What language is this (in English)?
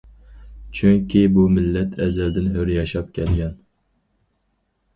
Uyghur